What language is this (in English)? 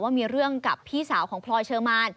Thai